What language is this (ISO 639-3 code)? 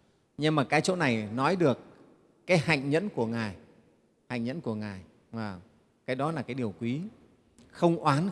vie